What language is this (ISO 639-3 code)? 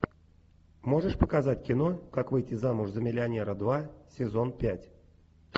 rus